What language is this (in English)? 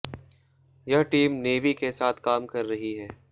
Hindi